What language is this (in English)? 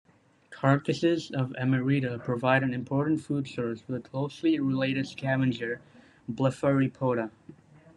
English